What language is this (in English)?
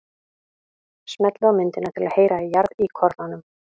Icelandic